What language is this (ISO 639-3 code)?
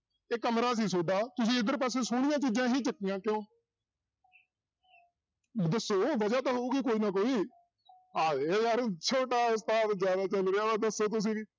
pan